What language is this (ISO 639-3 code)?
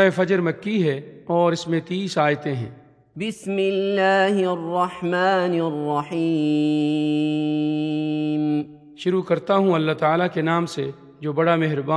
urd